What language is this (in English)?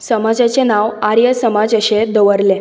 Konkani